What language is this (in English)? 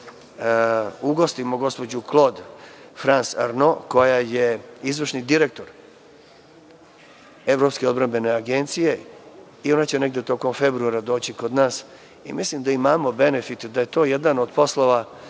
Serbian